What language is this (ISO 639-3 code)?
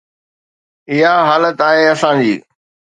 snd